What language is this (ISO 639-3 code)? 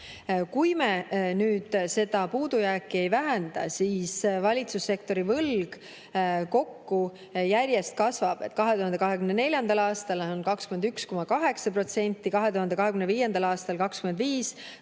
est